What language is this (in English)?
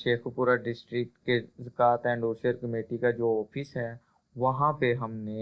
Urdu